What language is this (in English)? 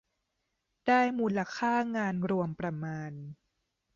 Thai